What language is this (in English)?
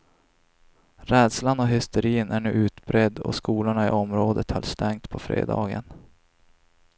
Swedish